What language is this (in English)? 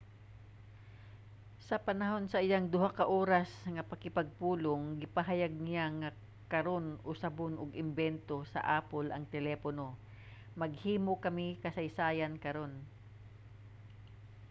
Cebuano